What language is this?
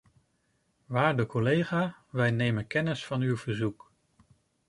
Dutch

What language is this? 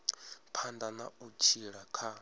Venda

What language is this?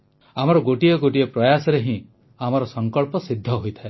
Odia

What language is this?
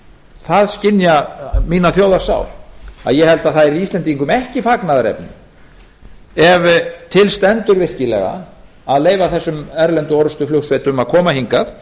Icelandic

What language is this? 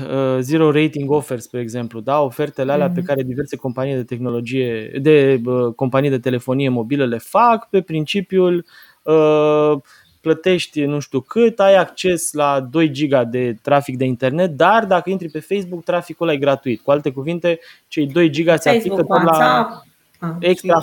Romanian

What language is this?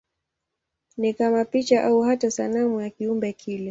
Swahili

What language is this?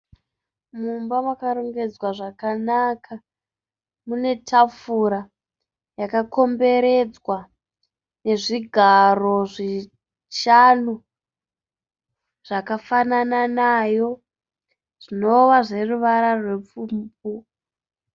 Shona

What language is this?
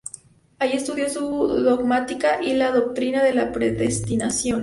Spanish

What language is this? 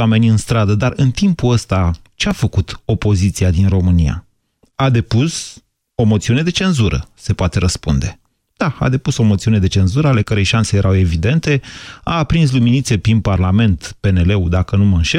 Romanian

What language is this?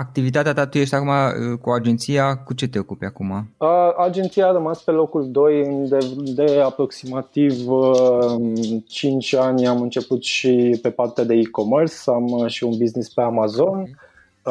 Romanian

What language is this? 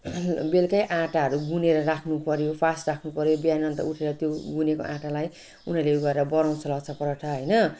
Nepali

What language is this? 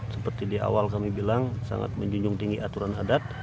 Indonesian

